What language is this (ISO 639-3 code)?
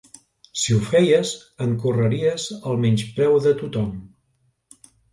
cat